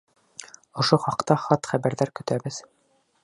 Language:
Bashkir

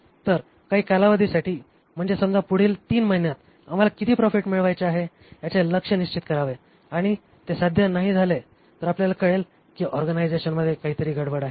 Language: Marathi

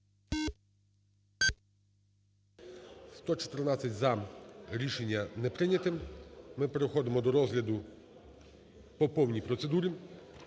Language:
Ukrainian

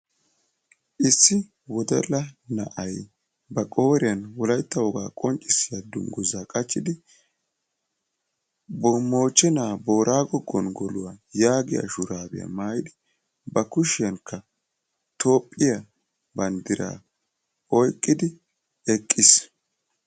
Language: Wolaytta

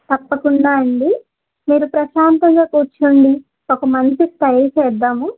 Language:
Telugu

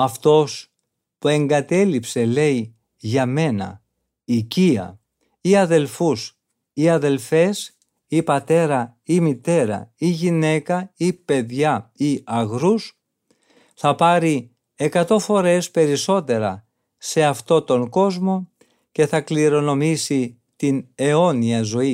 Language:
Greek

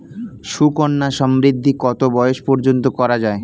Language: Bangla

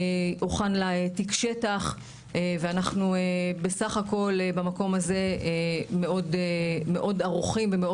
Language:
Hebrew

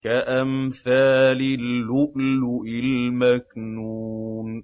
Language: Arabic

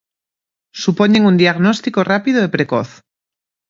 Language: Galician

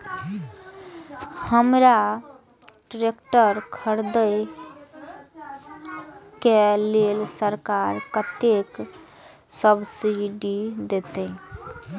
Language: Maithili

